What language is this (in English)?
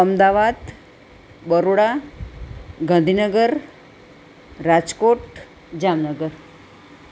Gujarati